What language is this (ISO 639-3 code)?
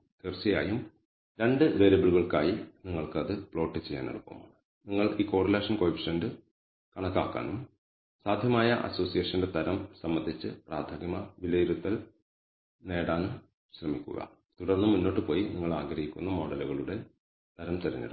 mal